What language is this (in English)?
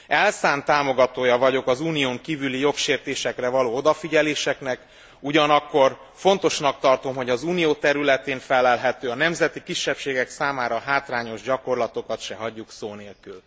Hungarian